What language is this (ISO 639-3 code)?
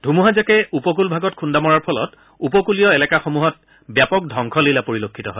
asm